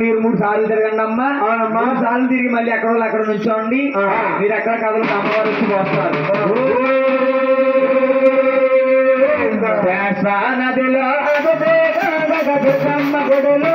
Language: Telugu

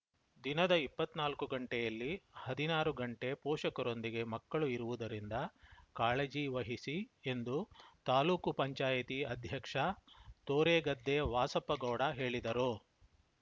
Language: Kannada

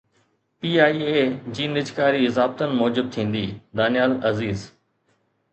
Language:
Sindhi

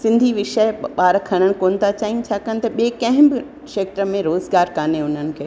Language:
Sindhi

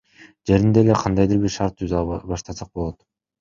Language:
Kyrgyz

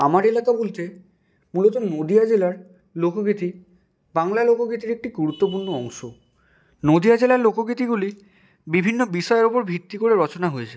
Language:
Bangla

